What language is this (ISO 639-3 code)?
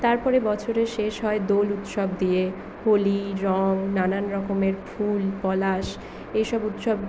ben